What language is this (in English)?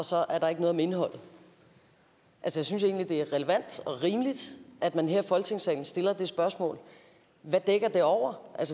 Danish